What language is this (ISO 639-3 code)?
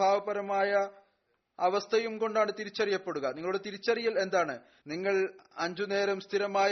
mal